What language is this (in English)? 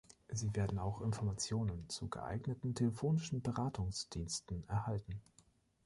German